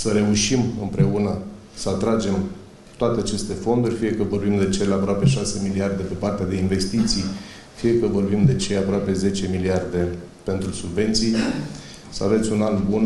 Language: Romanian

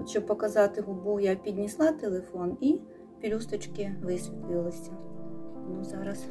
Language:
Ukrainian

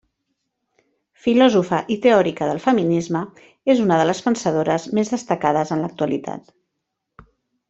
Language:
Catalan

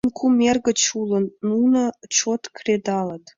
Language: Mari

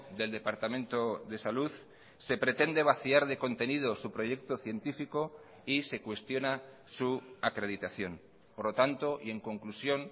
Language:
Spanish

